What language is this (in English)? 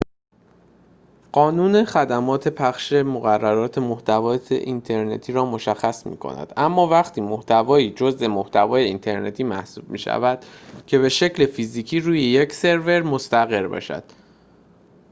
Persian